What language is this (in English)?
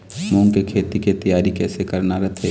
Chhattisgarhi